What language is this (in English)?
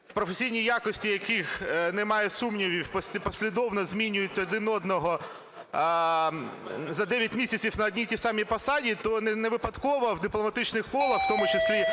Ukrainian